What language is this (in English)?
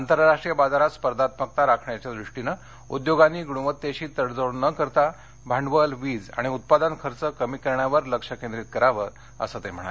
Marathi